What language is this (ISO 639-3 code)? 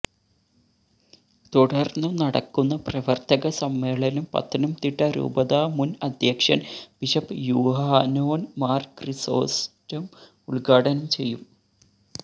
mal